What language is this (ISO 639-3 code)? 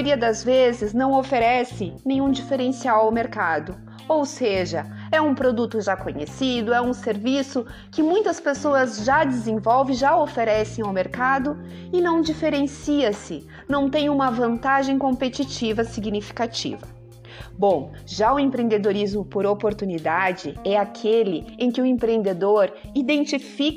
por